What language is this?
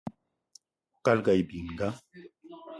Eton (Cameroon)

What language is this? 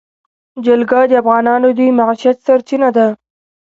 Pashto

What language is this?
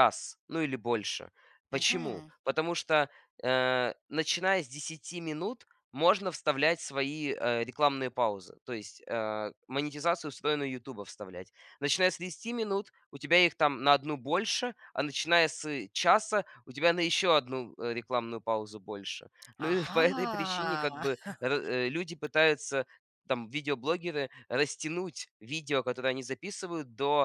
Russian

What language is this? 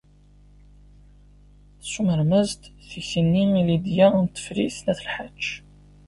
Kabyle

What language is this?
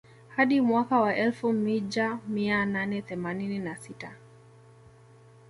Swahili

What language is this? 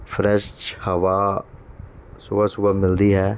Punjabi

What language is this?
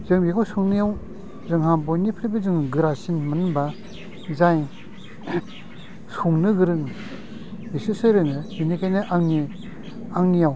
Bodo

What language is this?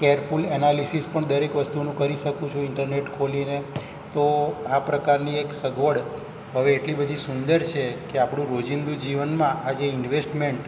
Gujarati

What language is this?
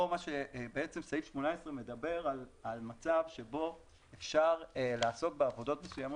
Hebrew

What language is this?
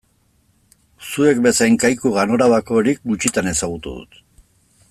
Basque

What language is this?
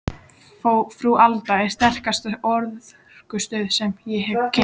Icelandic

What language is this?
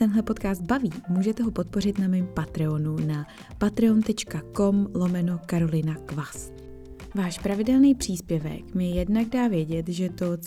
Czech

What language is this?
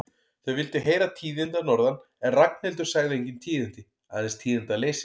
Icelandic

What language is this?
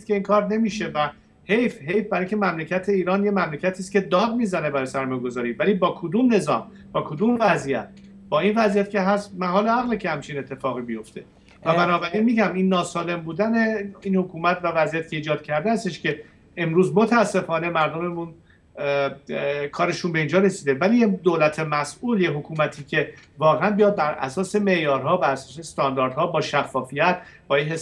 Persian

